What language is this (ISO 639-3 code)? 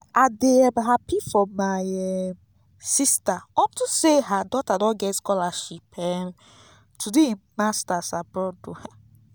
pcm